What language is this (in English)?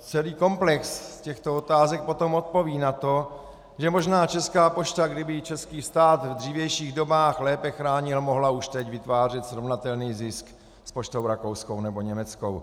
Czech